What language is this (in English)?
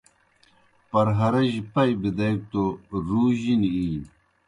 Kohistani Shina